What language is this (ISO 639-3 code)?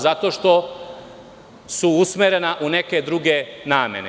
srp